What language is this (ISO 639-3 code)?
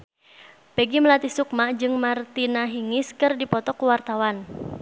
sun